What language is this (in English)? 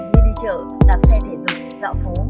Vietnamese